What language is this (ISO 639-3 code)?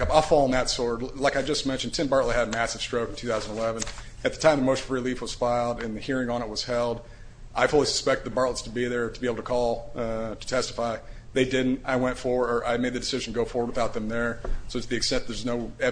eng